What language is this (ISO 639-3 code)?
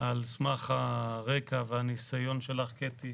heb